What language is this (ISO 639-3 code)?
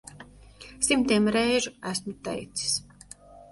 lav